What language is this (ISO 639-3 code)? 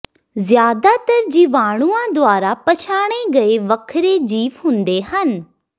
pan